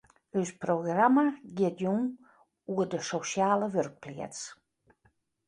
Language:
Western Frisian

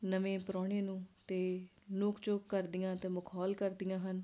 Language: Punjabi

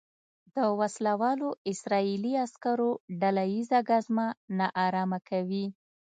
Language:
Pashto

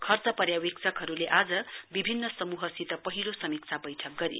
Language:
Nepali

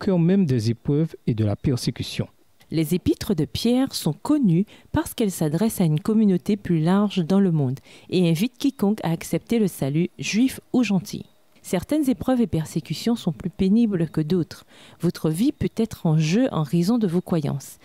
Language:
French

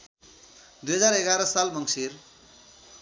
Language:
Nepali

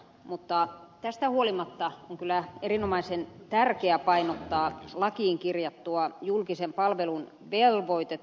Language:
Finnish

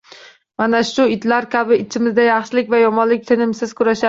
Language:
Uzbek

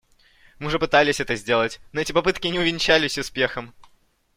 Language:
Russian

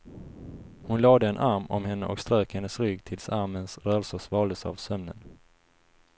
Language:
Swedish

